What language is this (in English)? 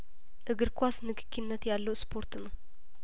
Amharic